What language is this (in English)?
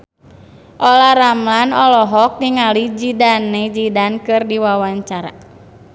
Sundanese